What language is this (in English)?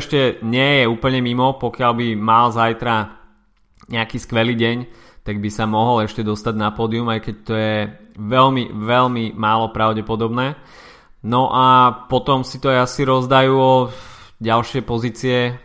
Slovak